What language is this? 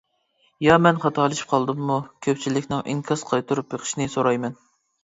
Uyghur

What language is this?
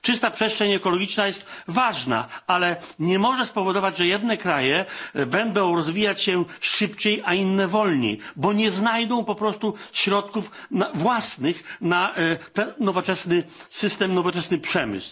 Polish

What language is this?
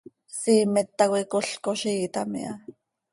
Seri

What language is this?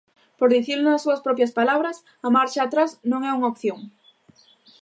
Galician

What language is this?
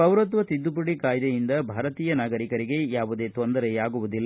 Kannada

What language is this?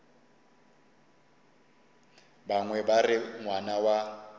Northern Sotho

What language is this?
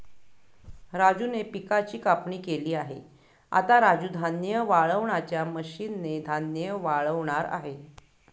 Marathi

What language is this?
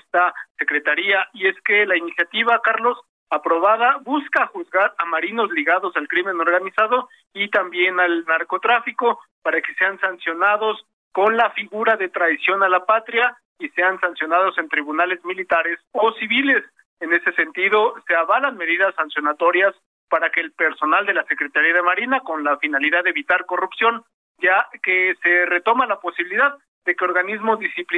Spanish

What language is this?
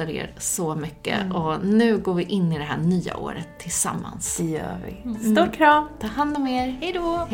Swedish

